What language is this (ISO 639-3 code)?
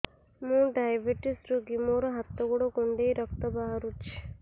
ori